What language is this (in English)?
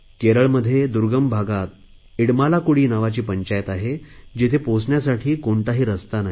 Marathi